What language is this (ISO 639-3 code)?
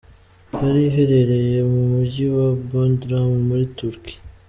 kin